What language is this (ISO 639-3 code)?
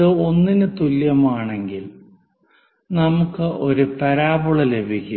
mal